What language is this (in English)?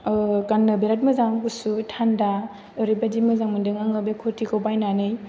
Bodo